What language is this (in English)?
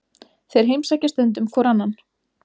Icelandic